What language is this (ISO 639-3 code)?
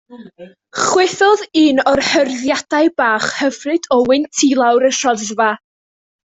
cym